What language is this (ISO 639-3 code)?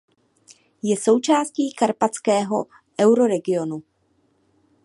ces